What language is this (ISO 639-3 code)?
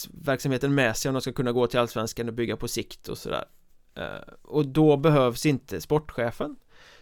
swe